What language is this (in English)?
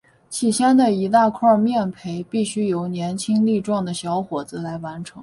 Chinese